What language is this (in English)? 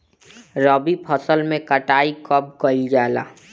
Bhojpuri